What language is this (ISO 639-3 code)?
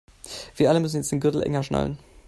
deu